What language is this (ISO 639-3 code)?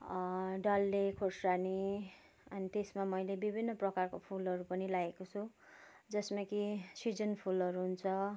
nep